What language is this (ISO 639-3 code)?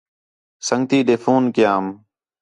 xhe